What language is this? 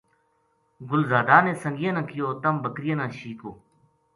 Gujari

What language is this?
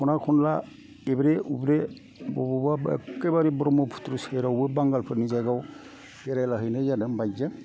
Bodo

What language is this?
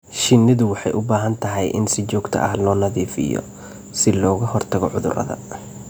Somali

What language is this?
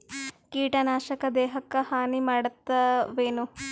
Kannada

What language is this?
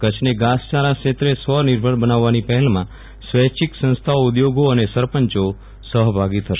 Gujarati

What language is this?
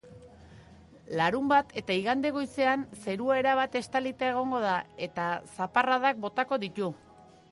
Basque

